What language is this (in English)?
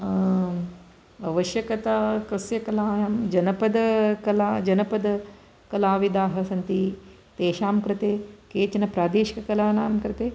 Sanskrit